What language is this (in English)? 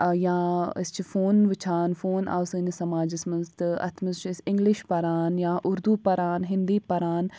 Kashmiri